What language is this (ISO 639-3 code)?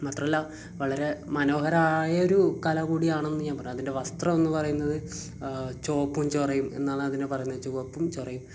mal